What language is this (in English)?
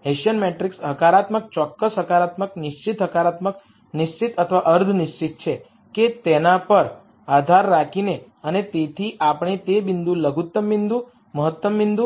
Gujarati